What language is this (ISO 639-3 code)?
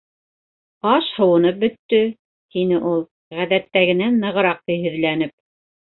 bak